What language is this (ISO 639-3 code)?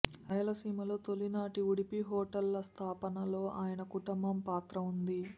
tel